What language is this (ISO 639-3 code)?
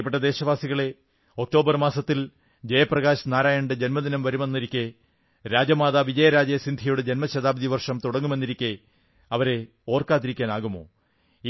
mal